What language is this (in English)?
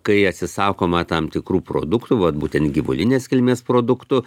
Lithuanian